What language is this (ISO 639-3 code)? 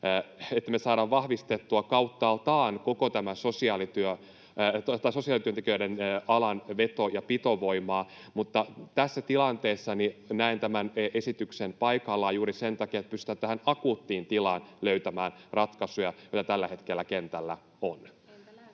fin